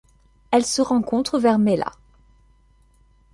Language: French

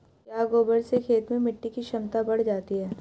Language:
Hindi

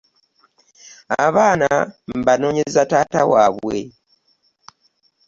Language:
Ganda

